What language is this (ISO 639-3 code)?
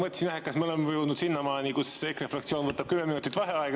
est